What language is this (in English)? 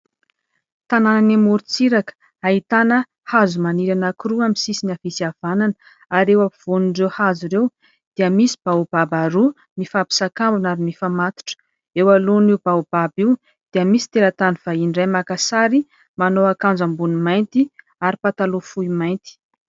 Malagasy